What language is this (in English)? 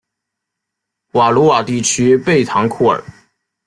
Chinese